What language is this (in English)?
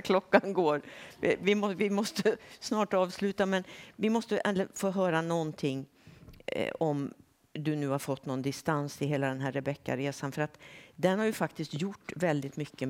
Swedish